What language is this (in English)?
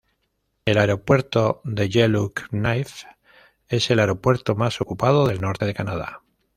Spanish